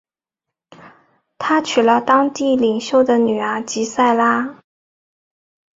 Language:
Chinese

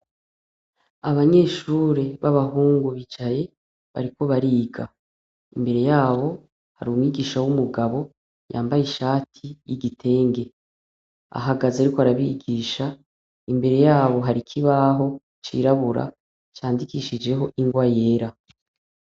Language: Rundi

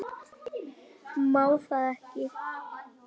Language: Icelandic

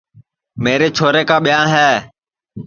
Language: Sansi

